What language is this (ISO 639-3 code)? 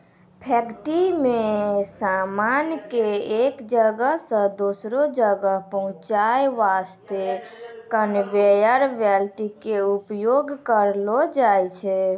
mai